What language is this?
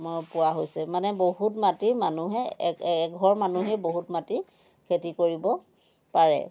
Assamese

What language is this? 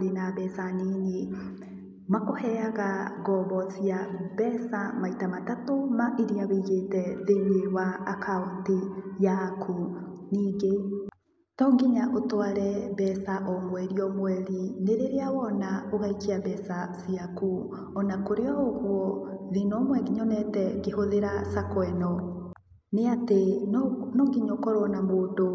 Kikuyu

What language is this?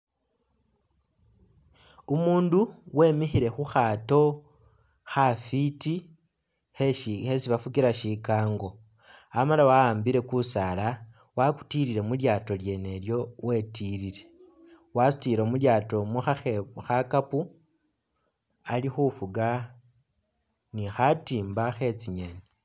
Masaaba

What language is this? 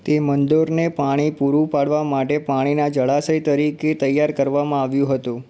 Gujarati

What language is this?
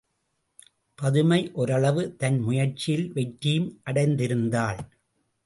Tamil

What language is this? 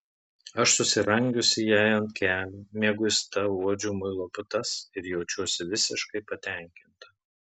Lithuanian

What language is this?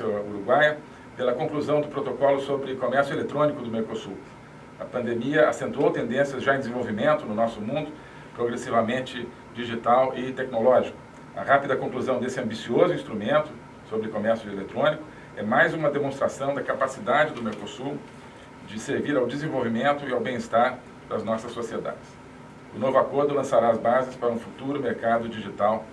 Portuguese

